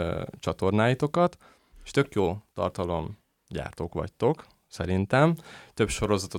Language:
Hungarian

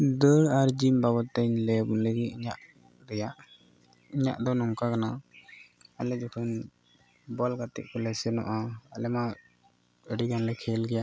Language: Santali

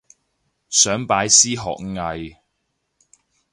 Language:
Cantonese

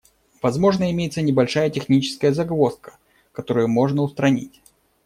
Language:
Russian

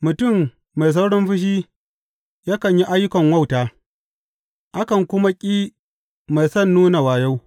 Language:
Hausa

